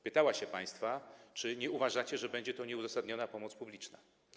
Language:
Polish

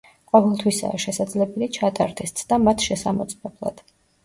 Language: Georgian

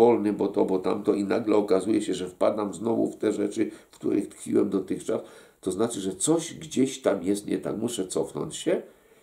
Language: Polish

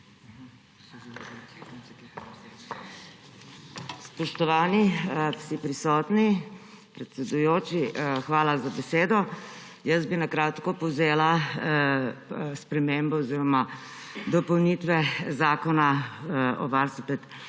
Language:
Slovenian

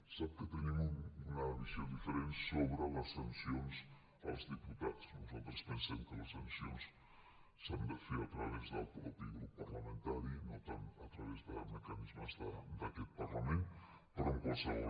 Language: Catalan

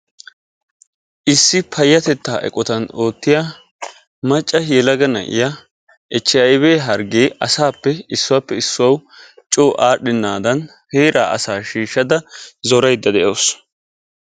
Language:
Wolaytta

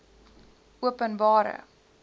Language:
Afrikaans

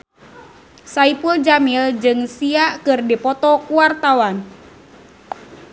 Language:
Sundanese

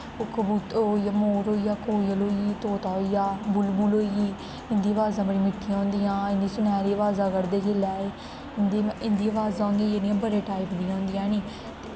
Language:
Dogri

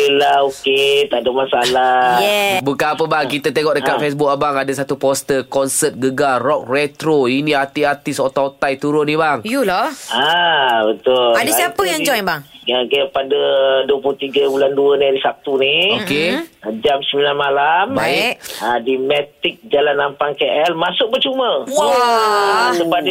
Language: Malay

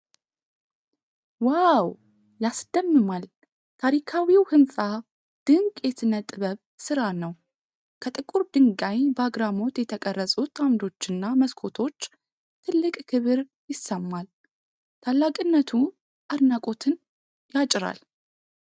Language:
Amharic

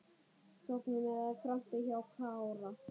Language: Icelandic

